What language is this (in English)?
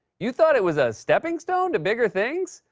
English